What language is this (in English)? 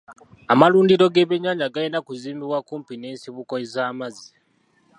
Ganda